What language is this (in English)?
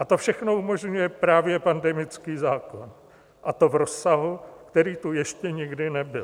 Czech